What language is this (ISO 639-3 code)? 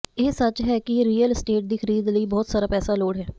pan